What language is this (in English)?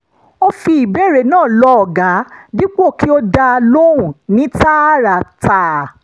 Yoruba